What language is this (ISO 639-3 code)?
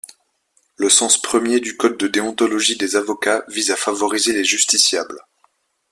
fra